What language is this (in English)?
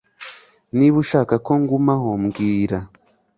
Kinyarwanda